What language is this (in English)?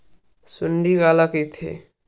Chhattisgarhi